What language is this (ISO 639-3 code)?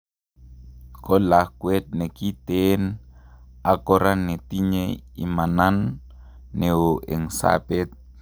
kln